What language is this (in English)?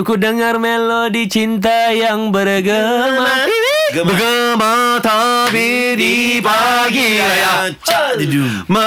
Malay